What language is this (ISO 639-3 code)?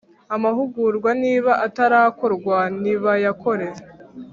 kin